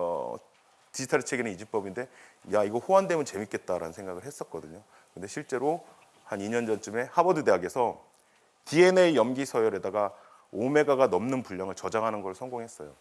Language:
Korean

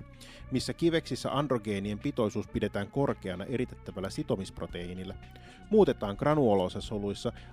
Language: Finnish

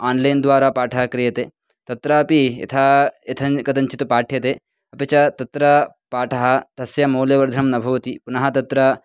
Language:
Sanskrit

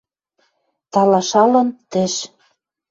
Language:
Western Mari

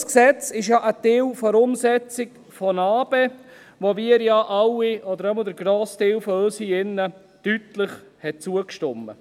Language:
Swiss German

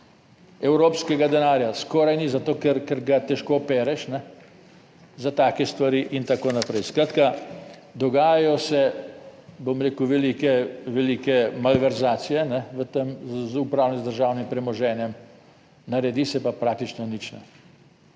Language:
Slovenian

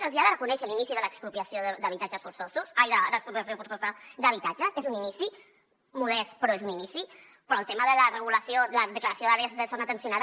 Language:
Catalan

